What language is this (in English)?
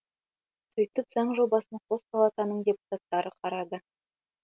Kazakh